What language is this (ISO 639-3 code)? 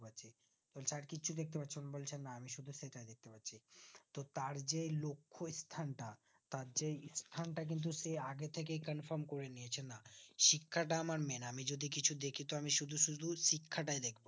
ben